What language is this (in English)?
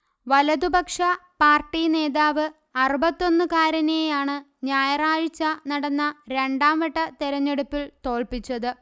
Malayalam